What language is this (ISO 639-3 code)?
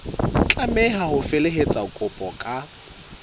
sot